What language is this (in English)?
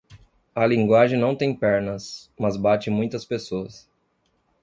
Portuguese